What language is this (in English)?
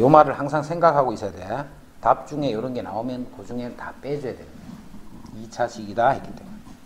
Korean